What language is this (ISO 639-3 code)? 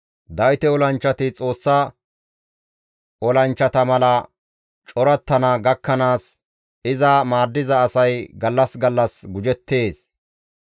gmv